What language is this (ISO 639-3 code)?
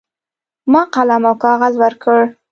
pus